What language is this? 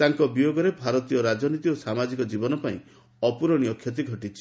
Odia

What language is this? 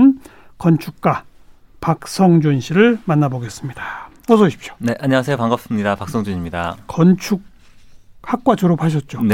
Korean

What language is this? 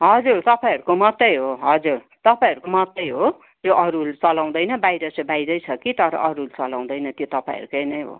Nepali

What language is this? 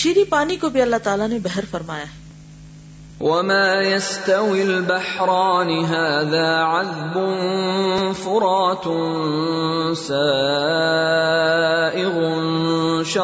Urdu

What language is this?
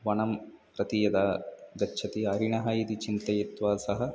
Sanskrit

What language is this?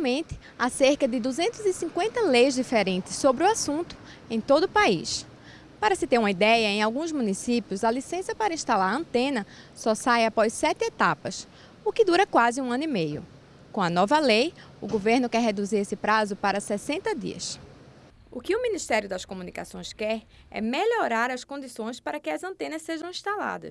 Portuguese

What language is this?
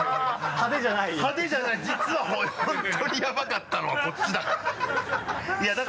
Japanese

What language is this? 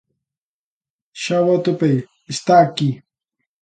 Galician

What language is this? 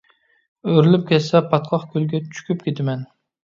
Uyghur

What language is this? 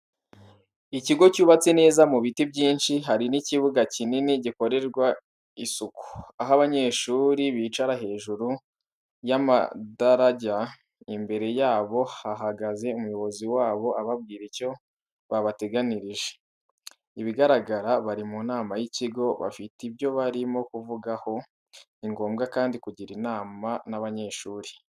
Kinyarwanda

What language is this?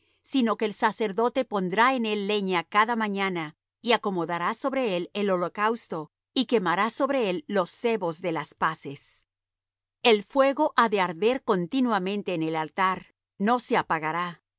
Spanish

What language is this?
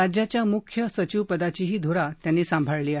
Marathi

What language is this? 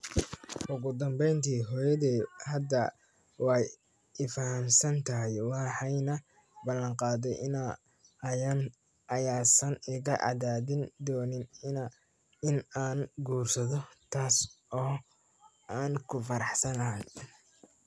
Somali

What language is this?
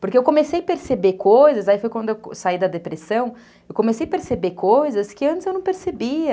Portuguese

